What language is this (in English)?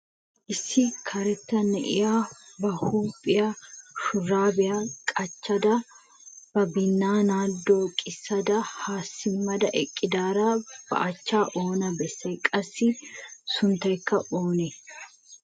Wolaytta